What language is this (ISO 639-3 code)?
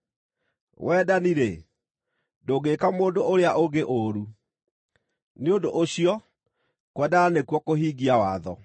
kik